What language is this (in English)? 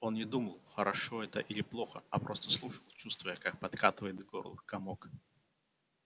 Russian